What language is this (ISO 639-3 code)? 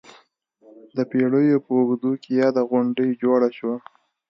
pus